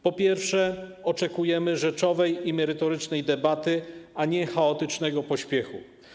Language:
Polish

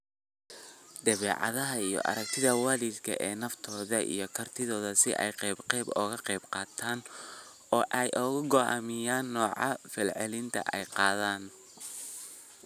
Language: Somali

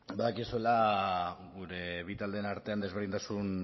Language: Basque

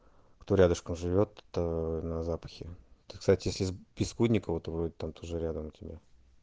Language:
Russian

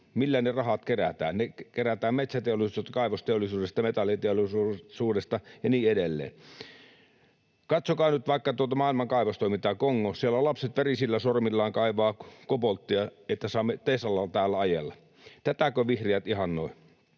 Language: Finnish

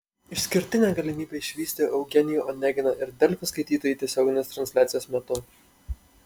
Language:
Lithuanian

